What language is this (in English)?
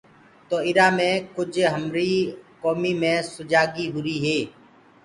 Gurgula